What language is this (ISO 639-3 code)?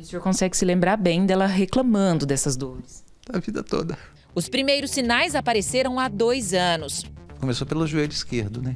por